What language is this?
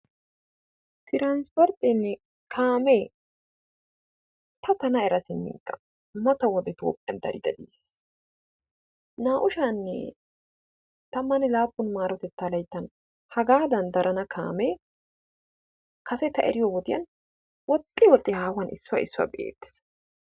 Wolaytta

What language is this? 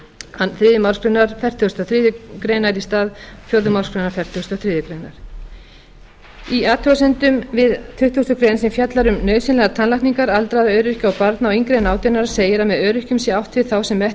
Icelandic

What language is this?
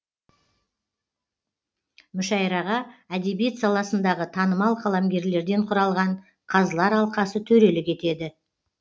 Kazakh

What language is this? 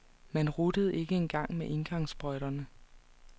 Danish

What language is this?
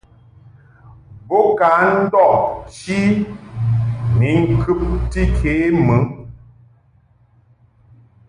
Mungaka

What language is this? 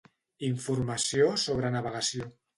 Catalan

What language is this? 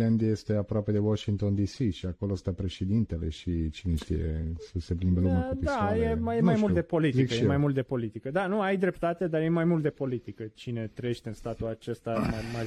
Romanian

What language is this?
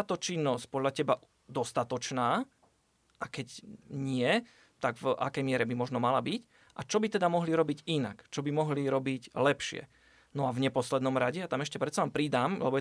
Slovak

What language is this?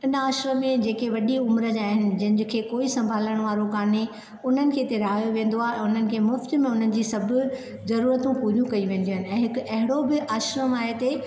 Sindhi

